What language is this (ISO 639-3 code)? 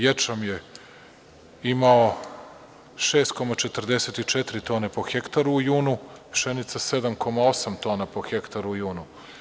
srp